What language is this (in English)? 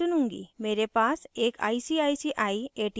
Hindi